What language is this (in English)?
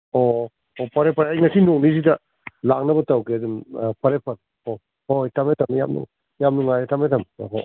Manipuri